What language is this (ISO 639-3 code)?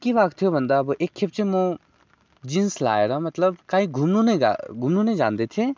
nep